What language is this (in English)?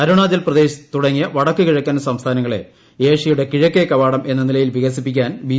Malayalam